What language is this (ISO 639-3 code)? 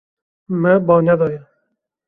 kur